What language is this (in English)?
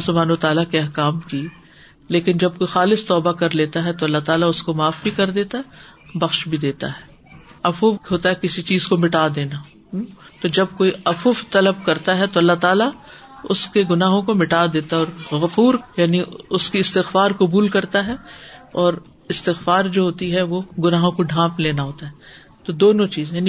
Urdu